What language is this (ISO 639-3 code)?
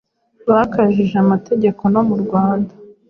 kin